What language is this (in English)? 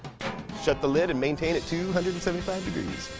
English